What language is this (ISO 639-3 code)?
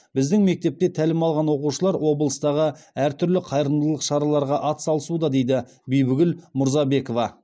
kaz